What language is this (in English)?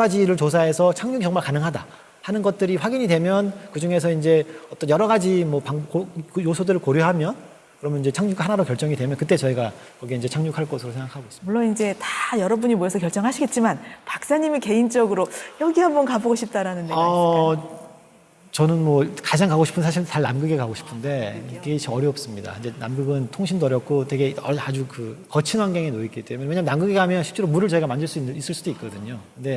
Korean